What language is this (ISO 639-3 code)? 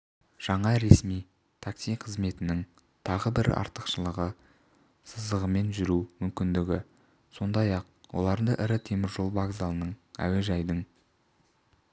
kaz